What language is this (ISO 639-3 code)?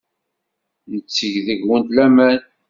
kab